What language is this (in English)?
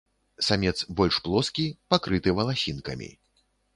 Belarusian